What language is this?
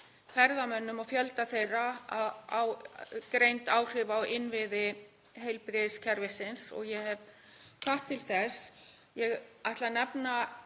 Icelandic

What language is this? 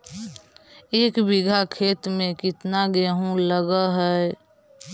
Magahi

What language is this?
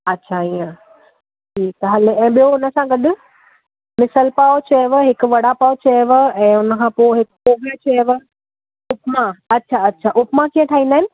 Sindhi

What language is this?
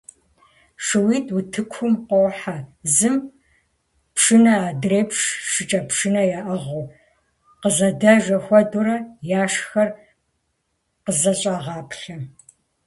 Kabardian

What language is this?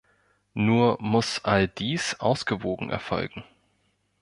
German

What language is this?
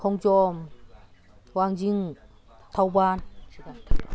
Manipuri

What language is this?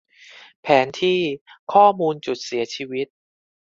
Thai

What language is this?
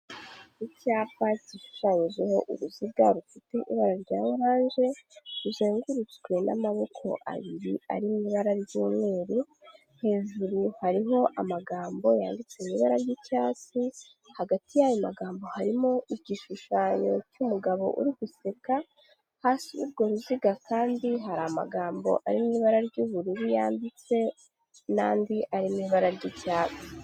Kinyarwanda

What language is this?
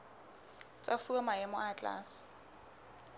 Southern Sotho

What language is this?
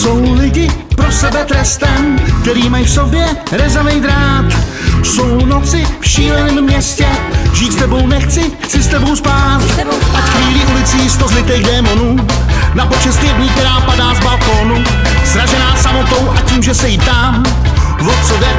Czech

